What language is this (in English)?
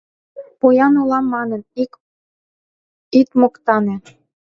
Mari